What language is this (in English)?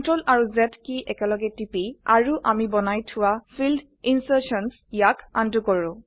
Assamese